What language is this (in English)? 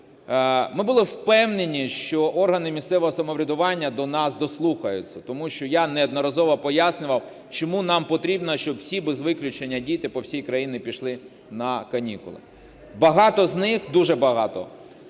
Ukrainian